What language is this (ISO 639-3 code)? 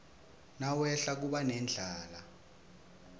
ssw